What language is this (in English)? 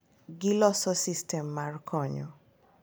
Luo (Kenya and Tanzania)